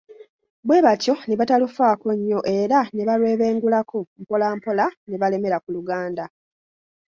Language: Ganda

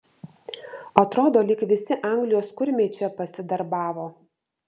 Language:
Lithuanian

